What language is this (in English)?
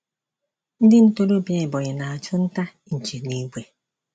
Igbo